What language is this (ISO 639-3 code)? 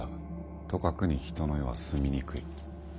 jpn